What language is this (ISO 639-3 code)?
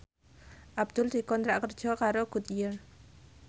jav